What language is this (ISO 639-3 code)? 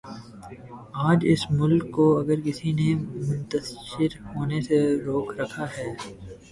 urd